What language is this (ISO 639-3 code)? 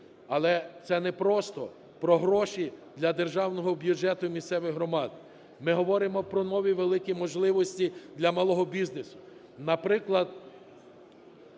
ukr